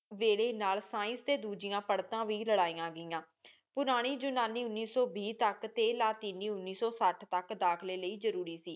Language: Punjabi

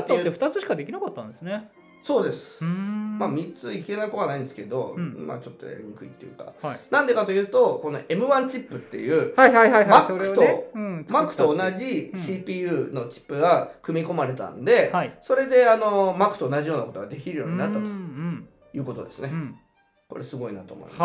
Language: Japanese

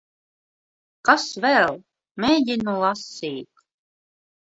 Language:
Latvian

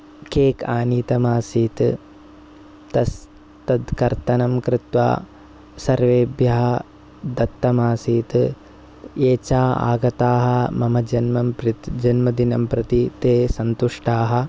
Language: Sanskrit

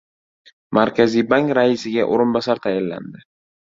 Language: Uzbek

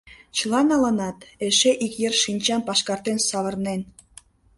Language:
Mari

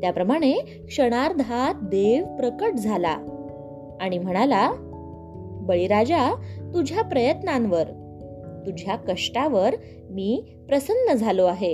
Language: Marathi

